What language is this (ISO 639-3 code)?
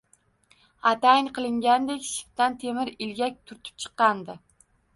uzb